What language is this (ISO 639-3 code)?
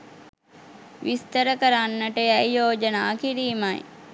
sin